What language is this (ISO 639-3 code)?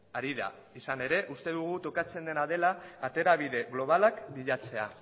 eus